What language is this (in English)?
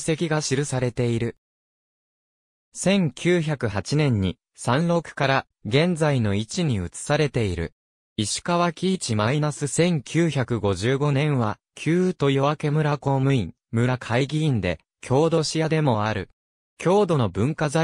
Japanese